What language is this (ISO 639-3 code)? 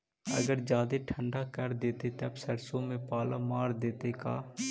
mag